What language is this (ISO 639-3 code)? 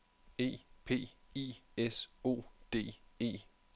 dan